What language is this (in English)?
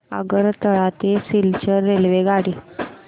Marathi